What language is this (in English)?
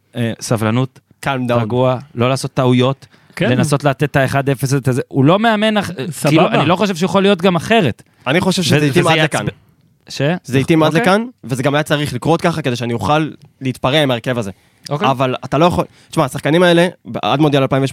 Hebrew